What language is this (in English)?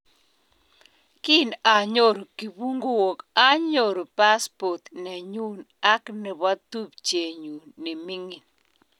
Kalenjin